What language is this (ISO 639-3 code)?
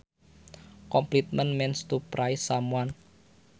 sun